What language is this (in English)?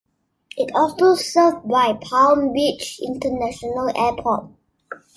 English